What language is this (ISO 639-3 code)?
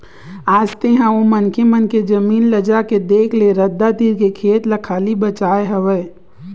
hne